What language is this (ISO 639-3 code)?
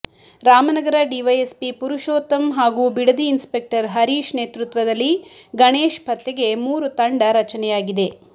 kan